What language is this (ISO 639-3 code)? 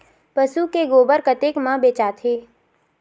hne